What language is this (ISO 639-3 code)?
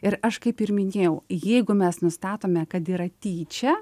lit